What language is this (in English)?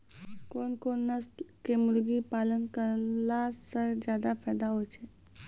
Maithili